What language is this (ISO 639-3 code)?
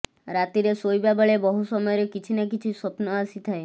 ori